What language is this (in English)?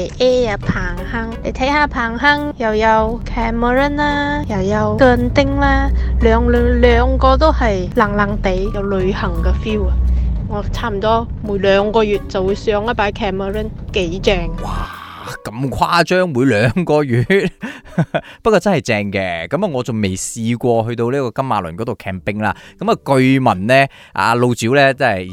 Chinese